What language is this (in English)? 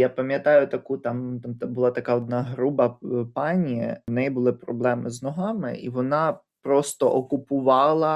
Ukrainian